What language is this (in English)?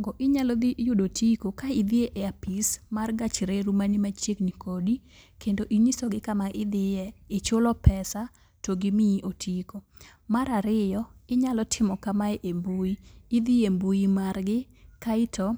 Luo (Kenya and Tanzania)